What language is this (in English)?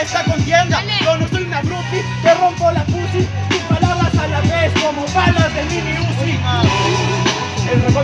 Spanish